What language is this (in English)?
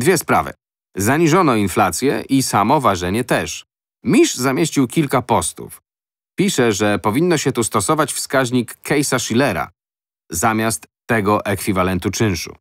Polish